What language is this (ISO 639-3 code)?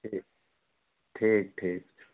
mai